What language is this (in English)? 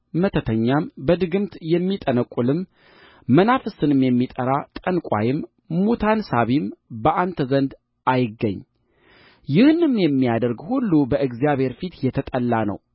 Amharic